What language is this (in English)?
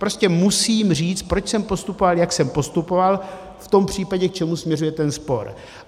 Czech